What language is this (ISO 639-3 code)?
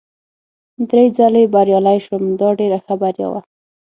pus